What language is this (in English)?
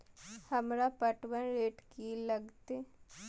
Maithili